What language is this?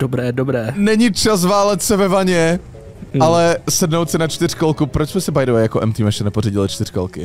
Czech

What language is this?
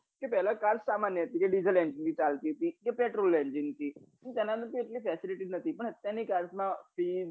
Gujarati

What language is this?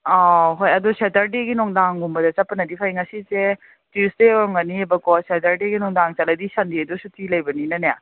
Manipuri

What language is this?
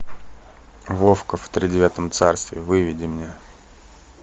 Russian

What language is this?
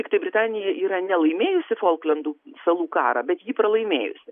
Lithuanian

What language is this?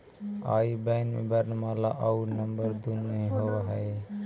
Magahi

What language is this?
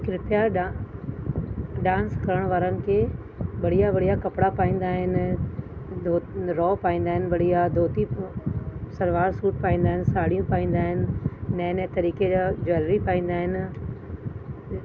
Sindhi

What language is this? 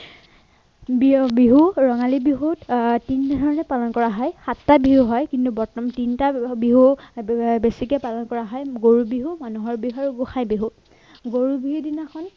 Assamese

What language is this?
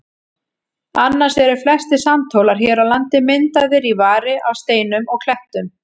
Icelandic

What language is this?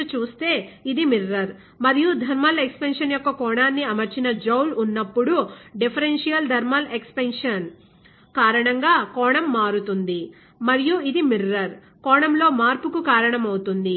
Telugu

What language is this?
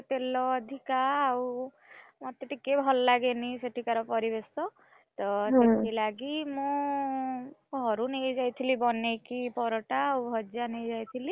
Odia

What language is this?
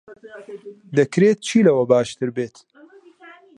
Central Kurdish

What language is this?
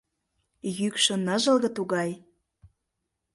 Mari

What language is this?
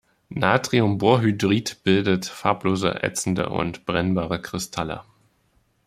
German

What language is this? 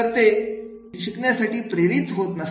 Marathi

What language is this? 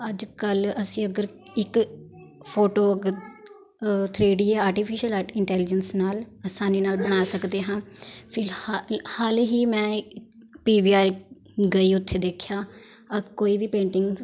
Punjabi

